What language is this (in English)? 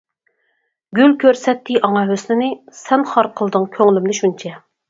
Uyghur